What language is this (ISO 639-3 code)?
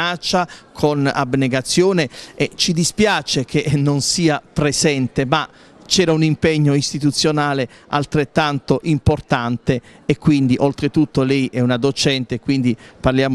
ita